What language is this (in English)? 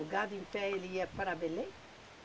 Portuguese